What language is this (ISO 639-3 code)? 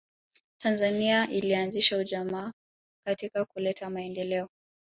swa